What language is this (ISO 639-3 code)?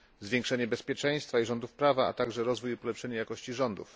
pol